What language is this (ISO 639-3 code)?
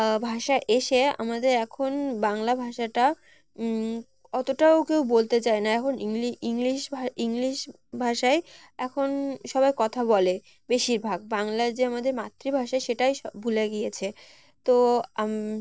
ben